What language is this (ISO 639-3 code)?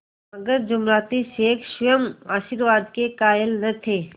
hin